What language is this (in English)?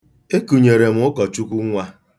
Igbo